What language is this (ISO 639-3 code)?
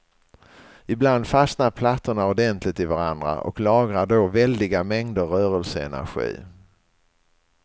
swe